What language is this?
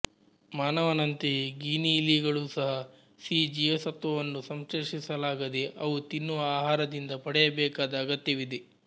Kannada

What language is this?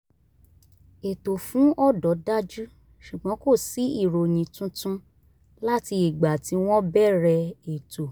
Yoruba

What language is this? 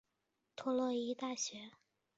Chinese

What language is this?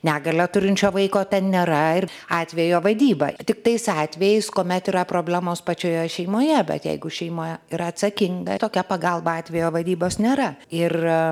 Lithuanian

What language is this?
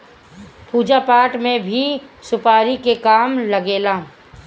Bhojpuri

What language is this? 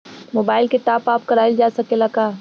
Bhojpuri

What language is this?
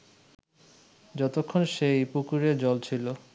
Bangla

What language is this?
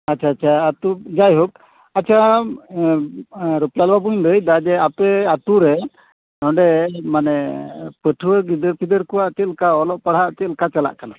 Santali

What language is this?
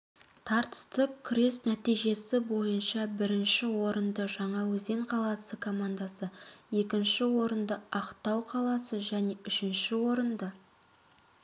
Kazakh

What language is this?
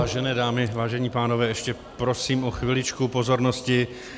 Czech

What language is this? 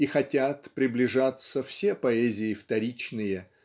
Russian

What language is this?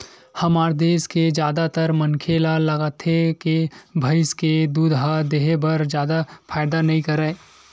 Chhattisgarhi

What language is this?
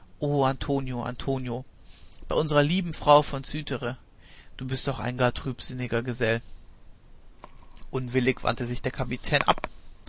German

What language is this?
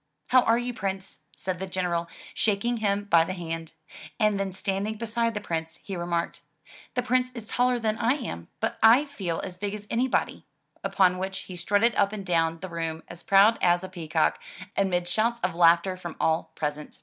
English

